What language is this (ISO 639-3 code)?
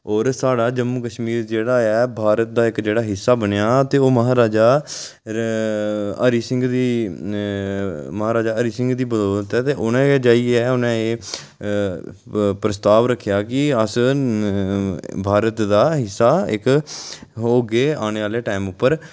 doi